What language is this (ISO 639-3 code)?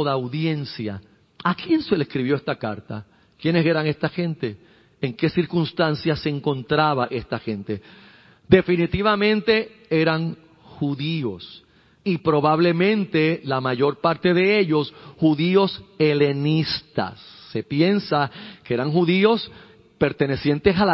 spa